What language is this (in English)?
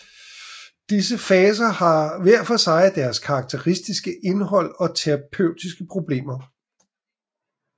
Danish